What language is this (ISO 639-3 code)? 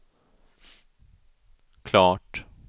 swe